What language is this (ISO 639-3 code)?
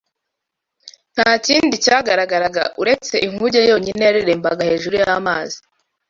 kin